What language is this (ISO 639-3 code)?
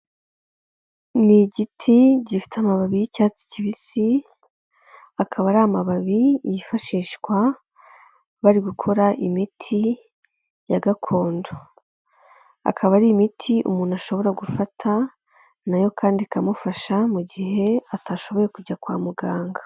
kin